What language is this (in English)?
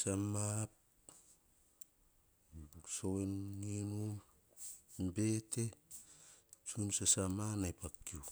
Hahon